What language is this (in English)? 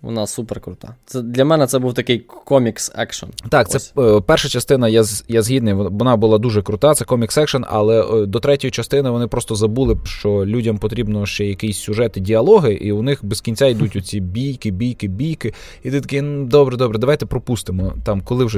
Ukrainian